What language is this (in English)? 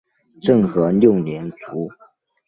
Chinese